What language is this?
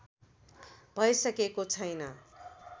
Nepali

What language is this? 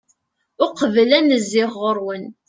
Kabyle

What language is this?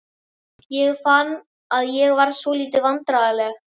Icelandic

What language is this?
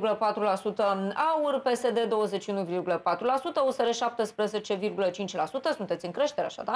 Romanian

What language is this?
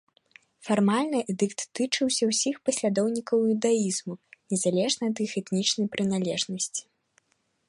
Belarusian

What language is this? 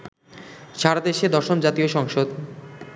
Bangla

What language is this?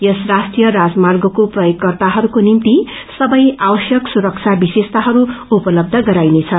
Nepali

